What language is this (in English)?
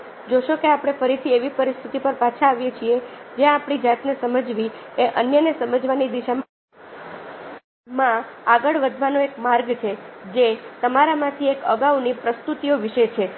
Gujarati